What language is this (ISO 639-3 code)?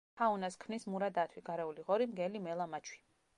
kat